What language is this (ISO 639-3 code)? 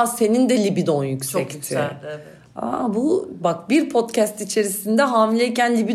tur